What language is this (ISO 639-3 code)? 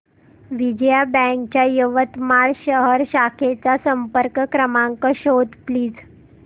mar